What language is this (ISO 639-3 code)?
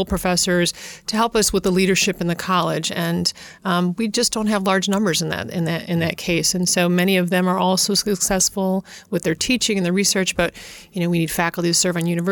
eng